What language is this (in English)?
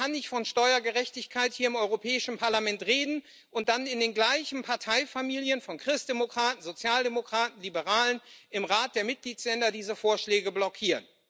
German